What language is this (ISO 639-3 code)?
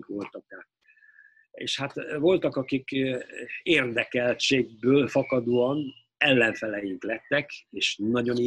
hun